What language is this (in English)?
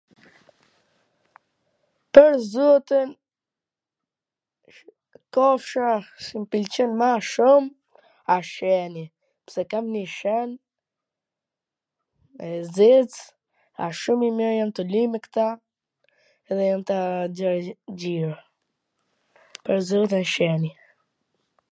Gheg Albanian